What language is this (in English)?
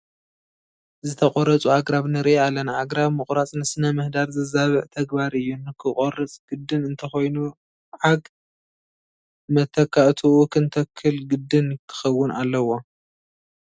Tigrinya